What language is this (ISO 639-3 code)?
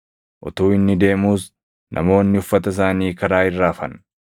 orm